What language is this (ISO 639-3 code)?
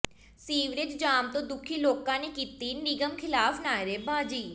pan